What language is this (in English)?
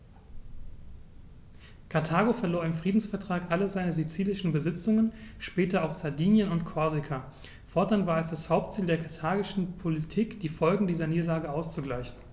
German